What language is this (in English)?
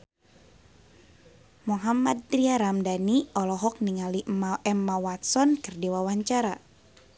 Sundanese